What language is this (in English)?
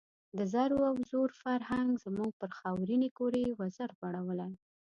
Pashto